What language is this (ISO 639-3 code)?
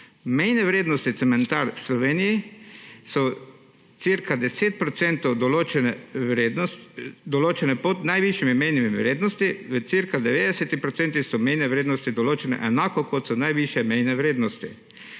slv